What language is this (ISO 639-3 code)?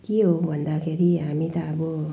nep